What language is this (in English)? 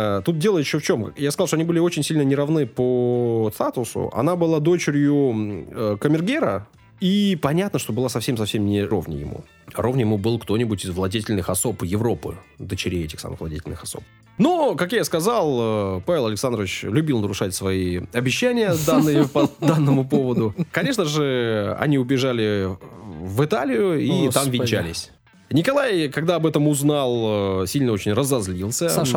Russian